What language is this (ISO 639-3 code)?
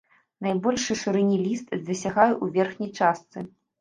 bel